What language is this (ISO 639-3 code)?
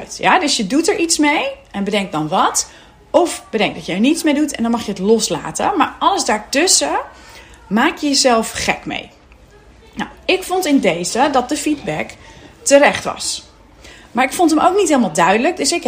nld